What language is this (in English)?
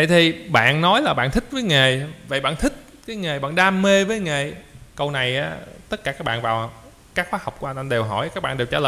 Vietnamese